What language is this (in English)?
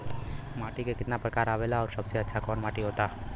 Bhojpuri